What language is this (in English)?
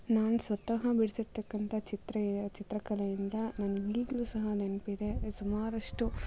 Kannada